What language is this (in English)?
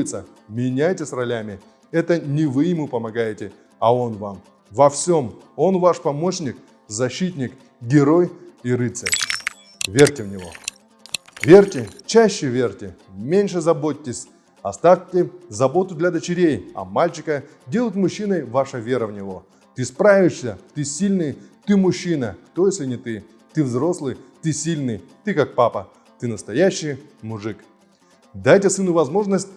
Russian